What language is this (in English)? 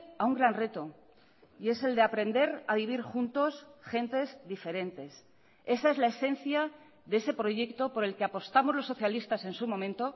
Spanish